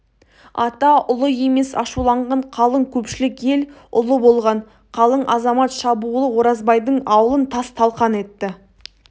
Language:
Kazakh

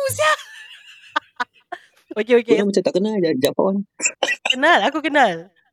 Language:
Malay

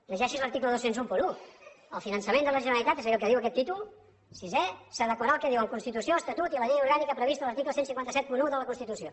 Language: Catalan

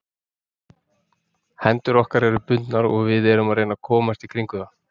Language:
Icelandic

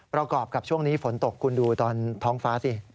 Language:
Thai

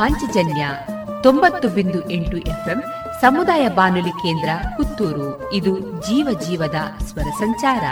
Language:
Kannada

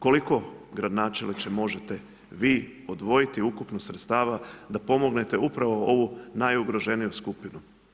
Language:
Croatian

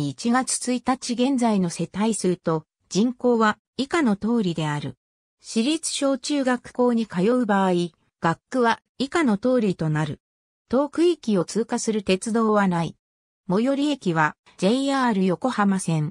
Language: Japanese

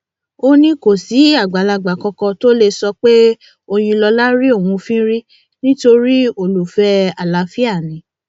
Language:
Yoruba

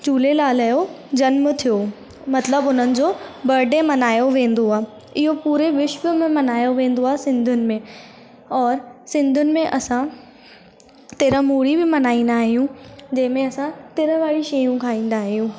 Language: Sindhi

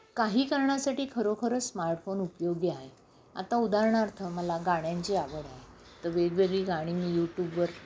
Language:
Marathi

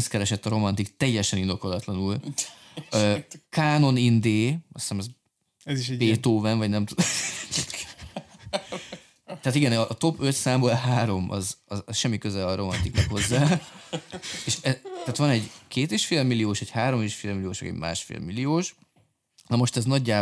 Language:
Hungarian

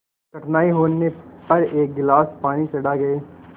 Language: Hindi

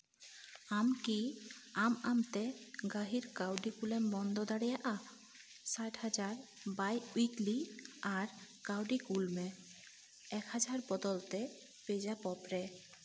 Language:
Santali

